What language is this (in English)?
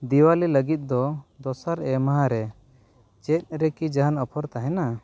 Santali